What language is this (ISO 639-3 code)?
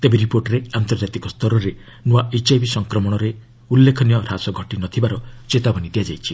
ori